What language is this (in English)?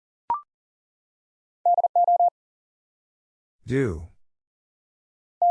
English